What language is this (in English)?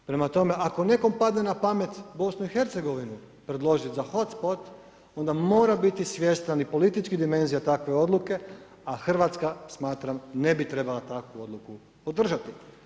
Croatian